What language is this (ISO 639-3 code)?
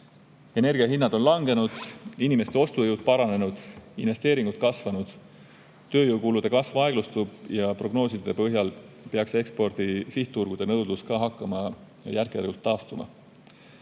est